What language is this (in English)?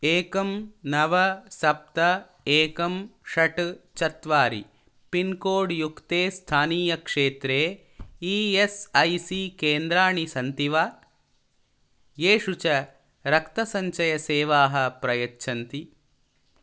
Sanskrit